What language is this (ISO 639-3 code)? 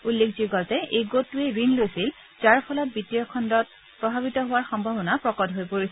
asm